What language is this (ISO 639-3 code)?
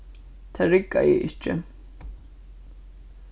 fao